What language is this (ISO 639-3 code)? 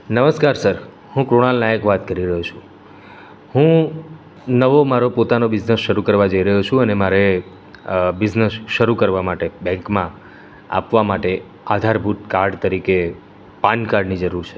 guj